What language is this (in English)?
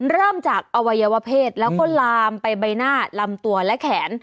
Thai